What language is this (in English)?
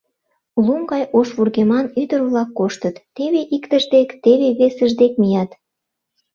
Mari